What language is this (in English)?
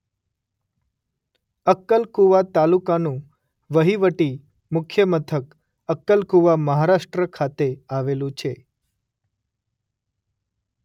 Gujarati